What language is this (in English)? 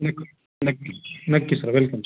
Marathi